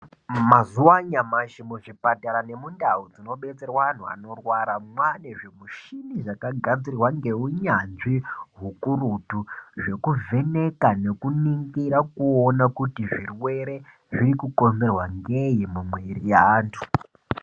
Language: Ndau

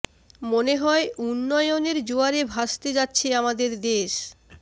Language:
Bangla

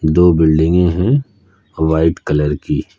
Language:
Hindi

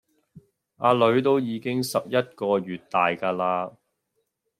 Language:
Cantonese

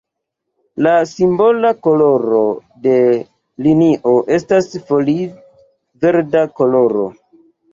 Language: Esperanto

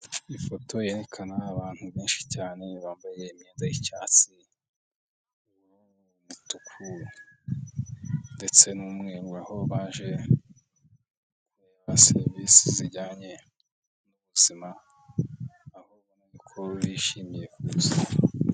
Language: Kinyarwanda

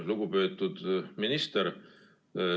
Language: Estonian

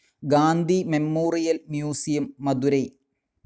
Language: Malayalam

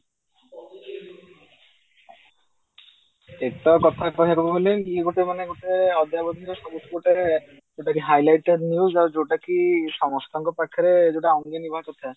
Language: Odia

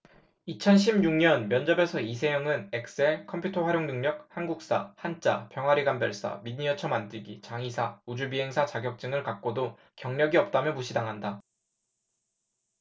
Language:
Korean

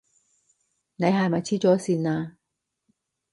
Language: Cantonese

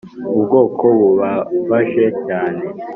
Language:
Kinyarwanda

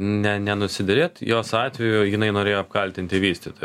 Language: Lithuanian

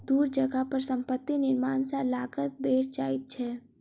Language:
Maithili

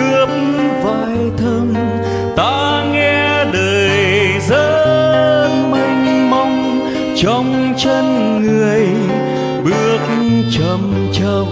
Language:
Vietnamese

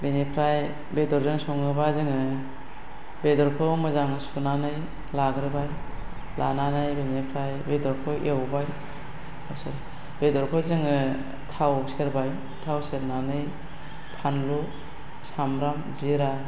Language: Bodo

